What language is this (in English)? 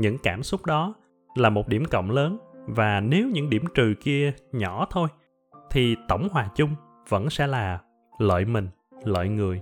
Vietnamese